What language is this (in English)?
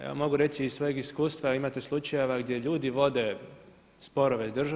Croatian